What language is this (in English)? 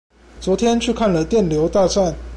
Chinese